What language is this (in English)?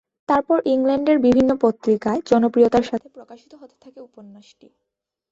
Bangla